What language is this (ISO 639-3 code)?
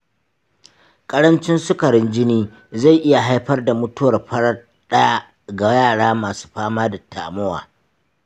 hau